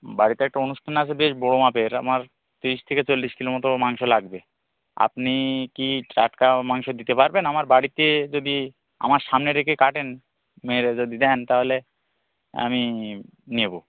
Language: Bangla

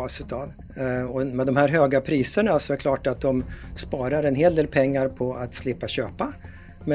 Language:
Swedish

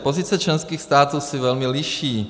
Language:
Czech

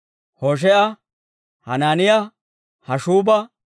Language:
Dawro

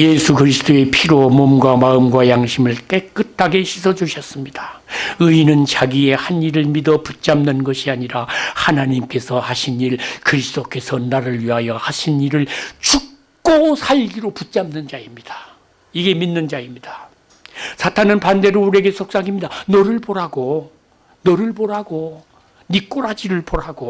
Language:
Korean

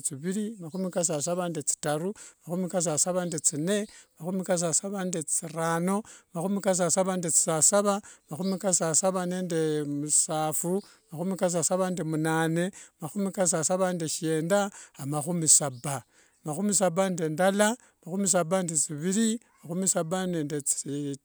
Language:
Wanga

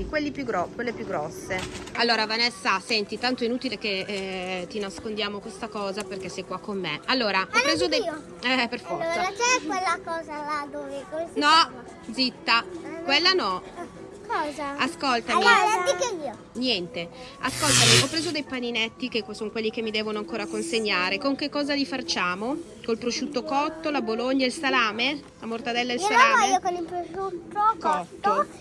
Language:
Italian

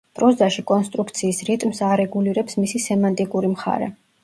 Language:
Georgian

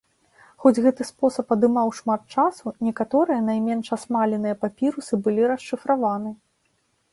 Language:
Belarusian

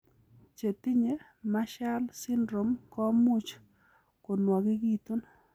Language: Kalenjin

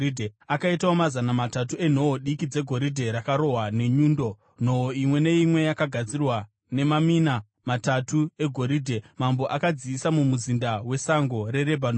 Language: Shona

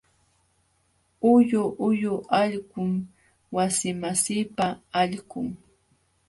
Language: Jauja Wanca Quechua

